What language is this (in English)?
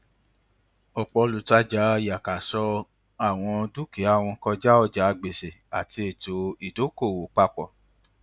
Yoruba